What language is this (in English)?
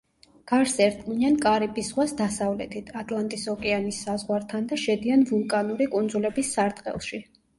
Georgian